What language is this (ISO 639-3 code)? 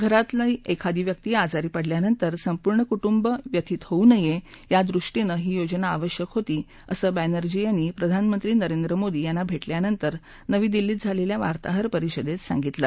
mar